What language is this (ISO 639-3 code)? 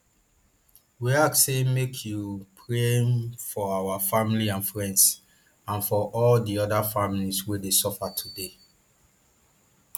pcm